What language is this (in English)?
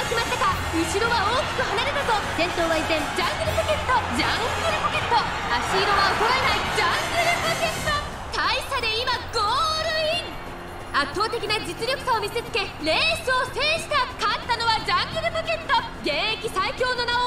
Japanese